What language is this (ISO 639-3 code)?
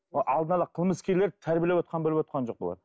kaz